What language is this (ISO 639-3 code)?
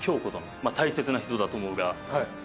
jpn